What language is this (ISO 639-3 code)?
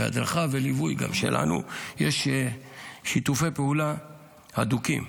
heb